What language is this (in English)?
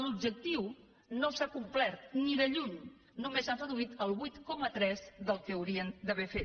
Catalan